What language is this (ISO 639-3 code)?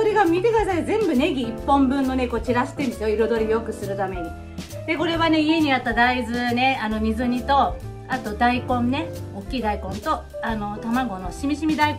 jpn